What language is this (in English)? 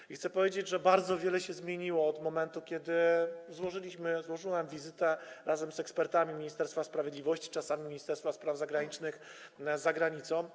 Polish